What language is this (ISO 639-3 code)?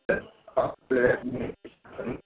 mai